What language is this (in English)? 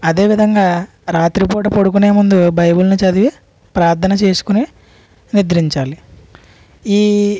Telugu